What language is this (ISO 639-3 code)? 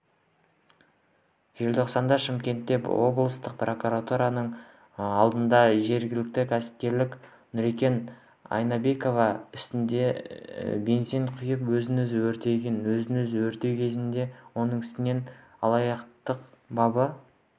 kaz